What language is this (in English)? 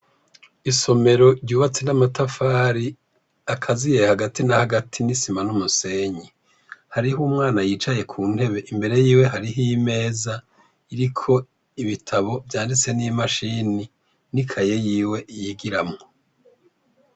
Rundi